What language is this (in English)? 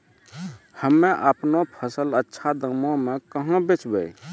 Maithili